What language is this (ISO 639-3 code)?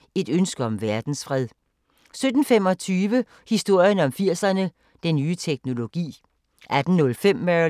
dan